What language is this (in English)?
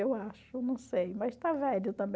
Portuguese